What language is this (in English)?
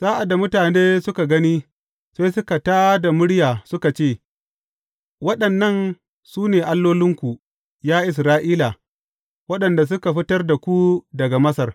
Hausa